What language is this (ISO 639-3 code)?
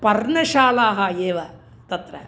san